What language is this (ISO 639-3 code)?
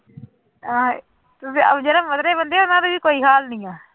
pan